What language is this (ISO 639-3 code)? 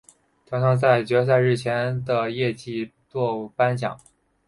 zho